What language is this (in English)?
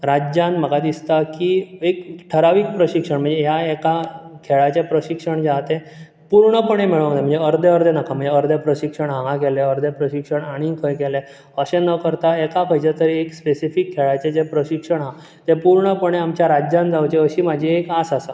Konkani